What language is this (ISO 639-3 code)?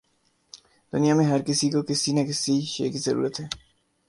urd